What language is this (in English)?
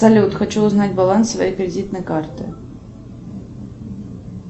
Russian